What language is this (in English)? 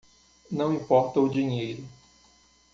Portuguese